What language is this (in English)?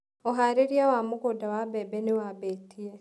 Kikuyu